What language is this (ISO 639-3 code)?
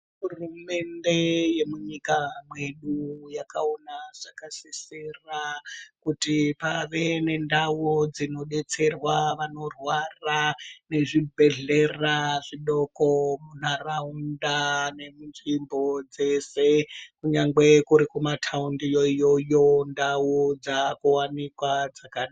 ndc